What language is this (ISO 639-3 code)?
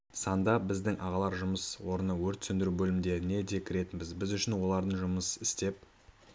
kaz